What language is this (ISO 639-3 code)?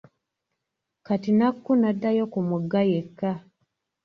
lug